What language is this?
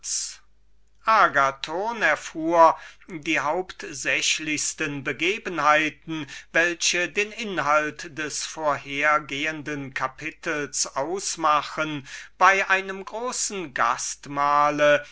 German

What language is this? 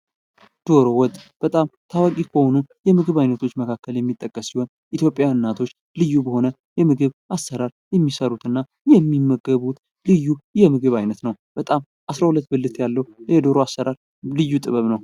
Amharic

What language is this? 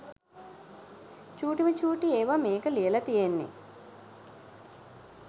Sinhala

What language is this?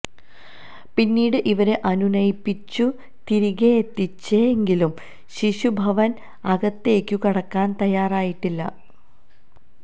Malayalam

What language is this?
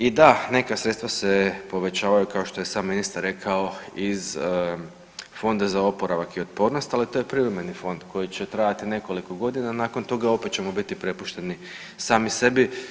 Croatian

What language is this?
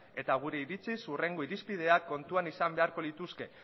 Basque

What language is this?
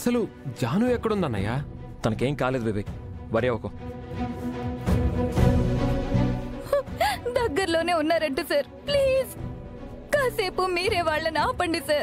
Telugu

